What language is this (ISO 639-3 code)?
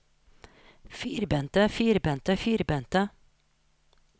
nor